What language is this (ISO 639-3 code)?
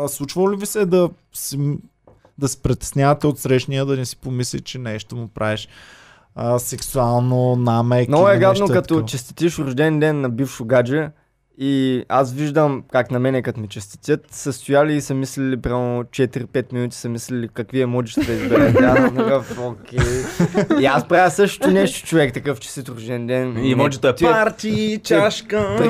bul